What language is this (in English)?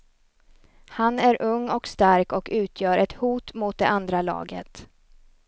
Swedish